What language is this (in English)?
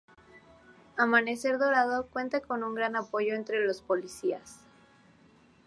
Spanish